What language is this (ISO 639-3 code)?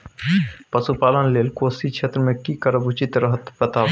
mai